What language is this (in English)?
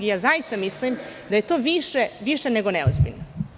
Serbian